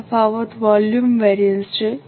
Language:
Gujarati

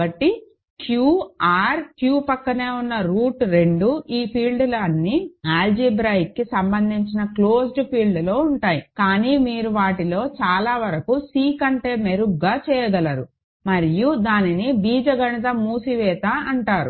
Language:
Telugu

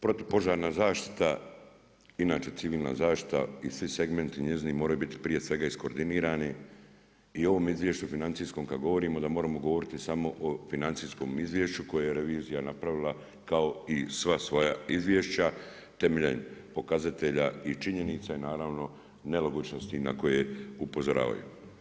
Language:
Croatian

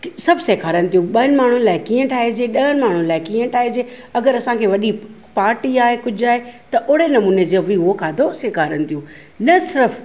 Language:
Sindhi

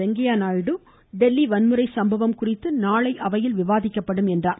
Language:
Tamil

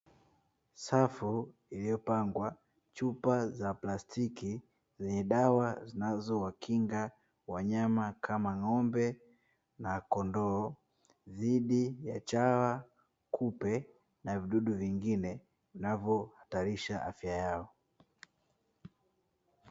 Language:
Swahili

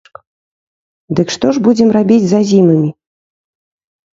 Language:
Belarusian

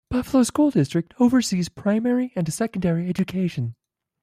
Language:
English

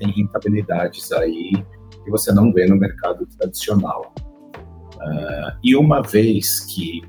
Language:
Portuguese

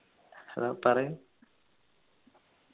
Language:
Malayalam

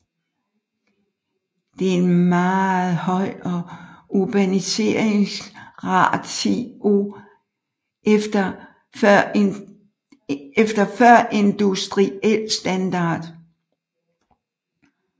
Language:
Danish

